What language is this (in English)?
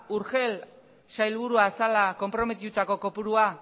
Basque